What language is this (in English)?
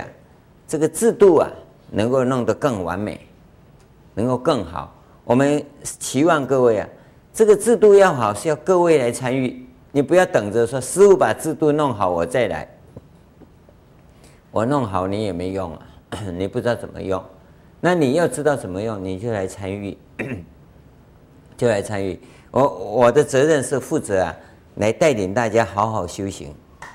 Chinese